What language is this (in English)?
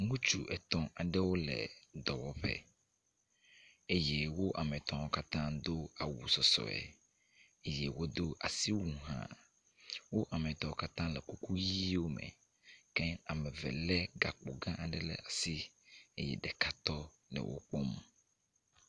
Ewe